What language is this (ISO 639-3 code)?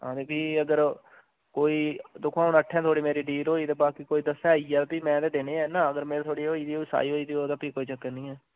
doi